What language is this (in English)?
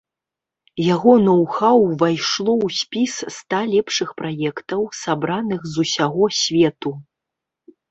Belarusian